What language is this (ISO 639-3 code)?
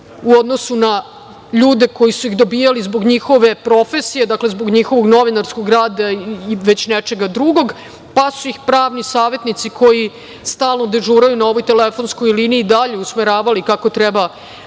srp